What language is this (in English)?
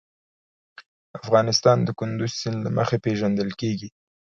Pashto